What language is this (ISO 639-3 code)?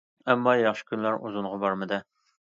uig